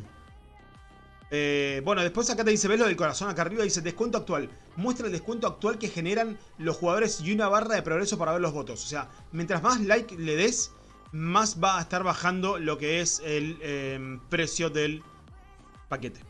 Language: Spanish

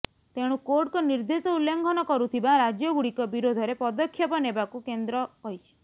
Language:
Odia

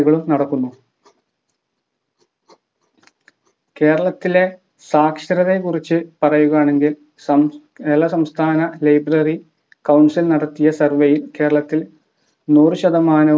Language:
Malayalam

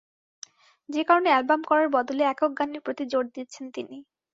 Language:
Bangla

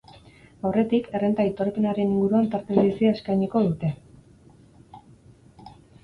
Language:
Basque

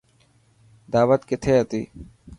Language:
Dhatki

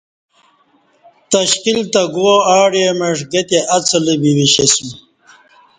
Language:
Kati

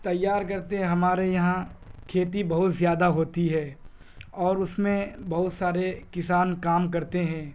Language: Urdu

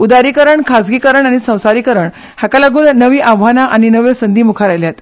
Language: Konkani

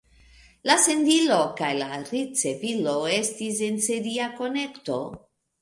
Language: Esperanto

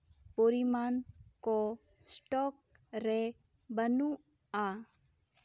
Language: Santali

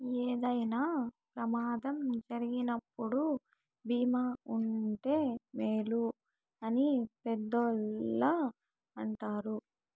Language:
Telugu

